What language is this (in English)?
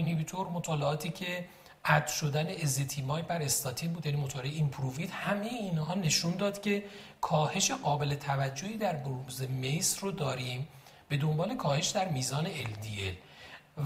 Persian